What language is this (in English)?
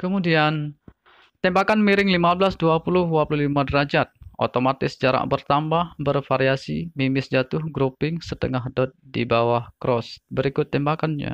Indonesian